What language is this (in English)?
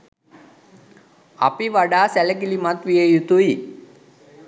Sinhala